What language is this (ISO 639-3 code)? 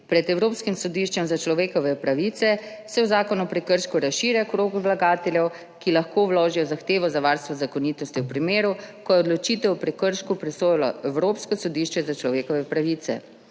slv